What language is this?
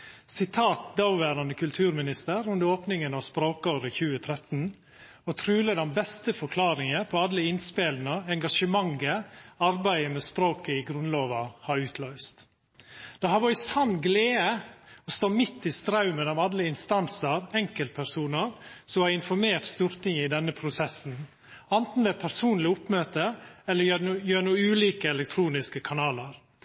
Norwegian Nynorsk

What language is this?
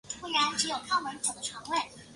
Chinese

